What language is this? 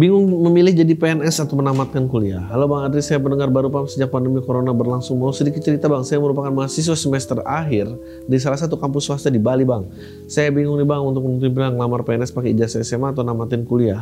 Indonesian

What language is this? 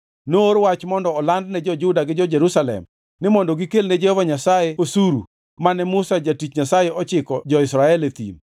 Luo (Kenya and Tanzania)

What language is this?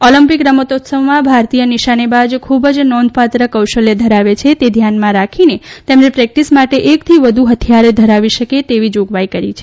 Gujarati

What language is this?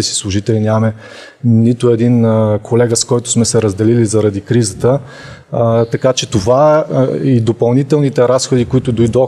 Bulgarian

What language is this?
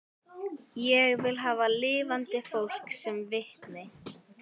Icelandic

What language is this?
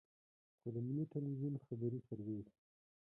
Pashto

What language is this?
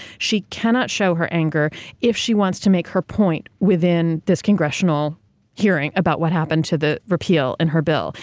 English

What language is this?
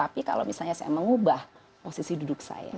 Indonesian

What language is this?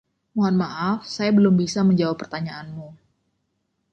Indonesian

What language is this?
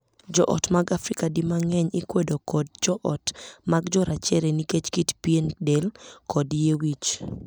Luo (Kenya and Tanzania)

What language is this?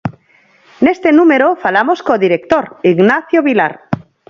Galician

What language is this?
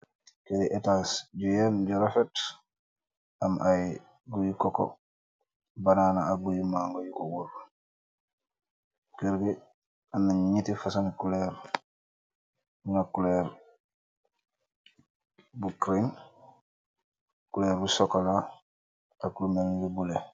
Wolof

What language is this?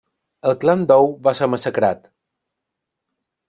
Catalan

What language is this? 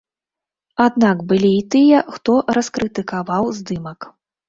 Belarusian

